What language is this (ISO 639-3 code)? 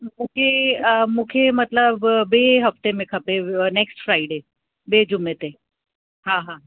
snd